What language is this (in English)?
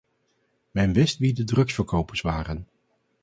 Dutch